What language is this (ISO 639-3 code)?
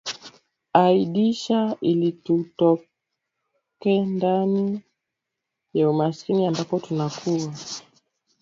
swa